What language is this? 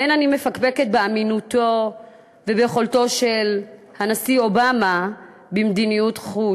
Hebrew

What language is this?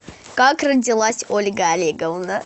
Russian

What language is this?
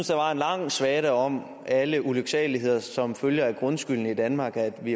Danish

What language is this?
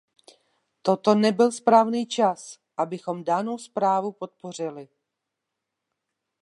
Czech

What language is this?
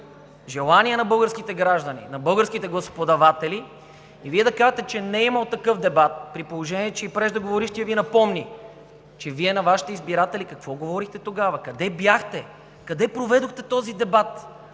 Bulgarian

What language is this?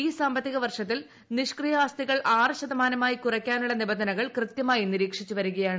Malayalam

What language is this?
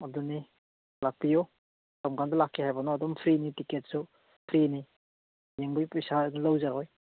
Manipuri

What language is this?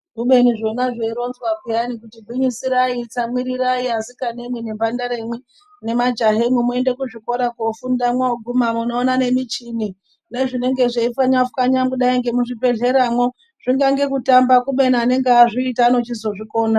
Ndau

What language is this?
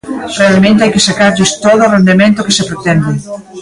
Galician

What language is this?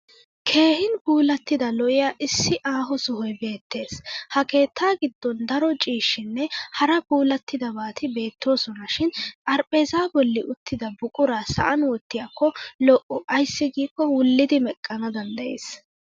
Wolaytta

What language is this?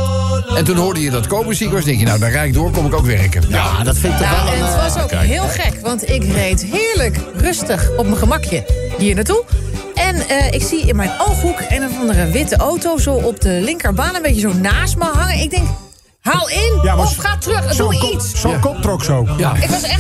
Dutch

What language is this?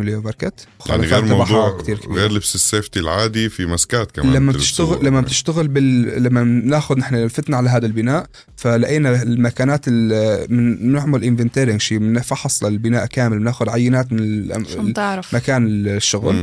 Arabic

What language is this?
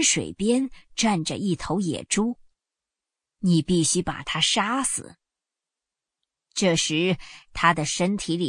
Chinese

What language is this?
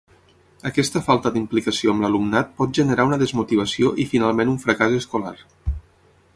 Catalan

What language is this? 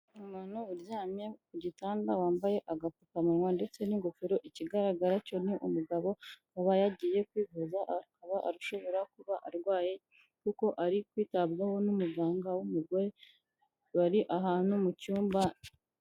Kinyarwanda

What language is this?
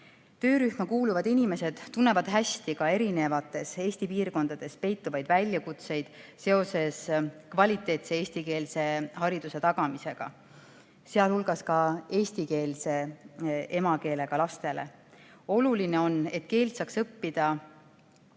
Estonian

